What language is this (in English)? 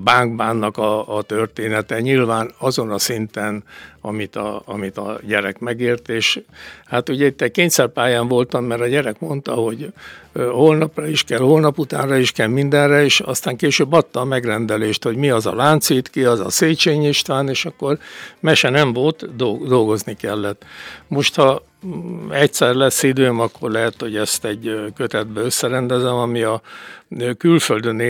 Hungarian